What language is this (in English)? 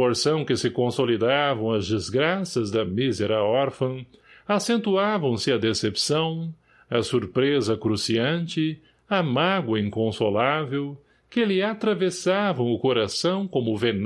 Portuguese